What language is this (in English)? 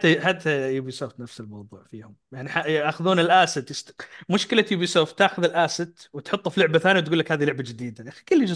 Arabic